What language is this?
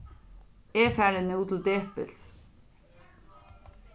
Faroese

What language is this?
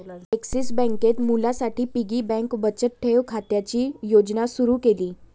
Marathi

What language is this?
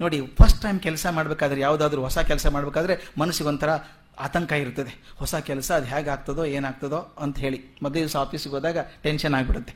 Kannada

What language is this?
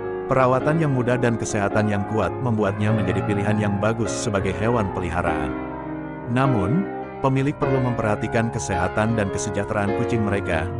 Indonesian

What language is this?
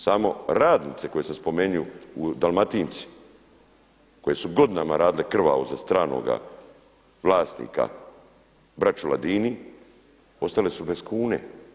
Croatian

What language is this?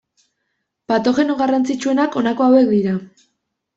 Basque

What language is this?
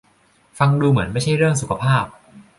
Thai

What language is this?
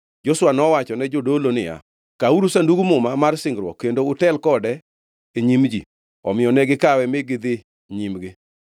Luo (Kenya and Tanzania)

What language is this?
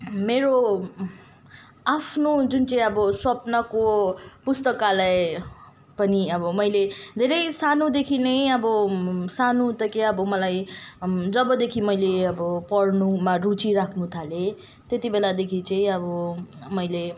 Nepali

